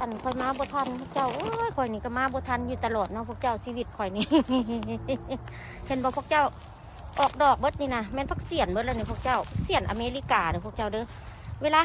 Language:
Thai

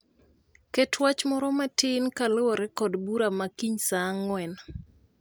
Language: Luo (Kenya and Tanzania)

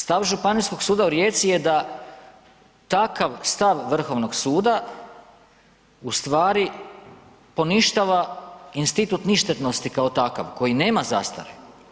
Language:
Croatian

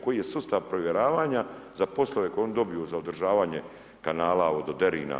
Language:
Croatian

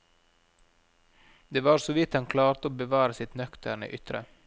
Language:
Norwegian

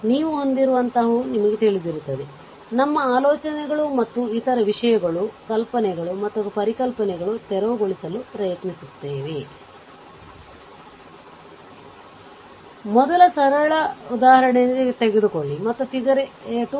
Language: Kannada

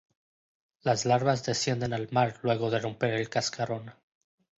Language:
Spanish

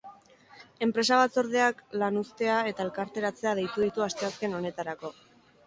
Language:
Basque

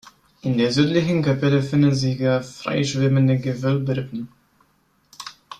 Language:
German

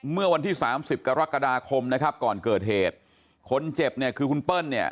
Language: Thai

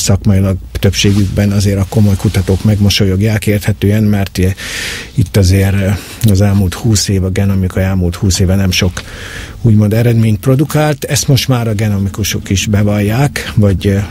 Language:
Hungarian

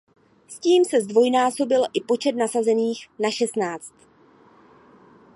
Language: Czech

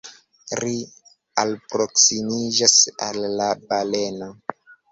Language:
Esperanto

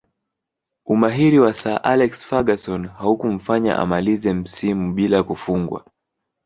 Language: Swahili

